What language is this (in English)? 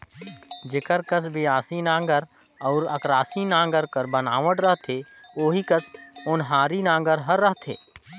Chhattisgarhi